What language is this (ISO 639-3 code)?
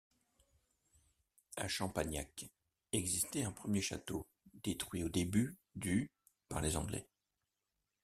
fra